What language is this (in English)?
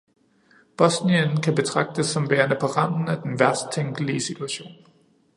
Danish